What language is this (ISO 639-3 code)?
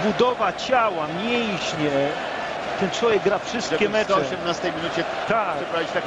pol